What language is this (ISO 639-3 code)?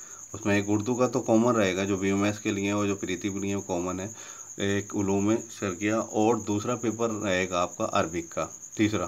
hin